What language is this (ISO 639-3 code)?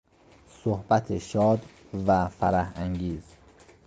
fas